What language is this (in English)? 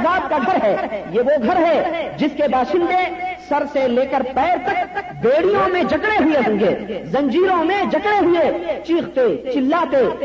Urdu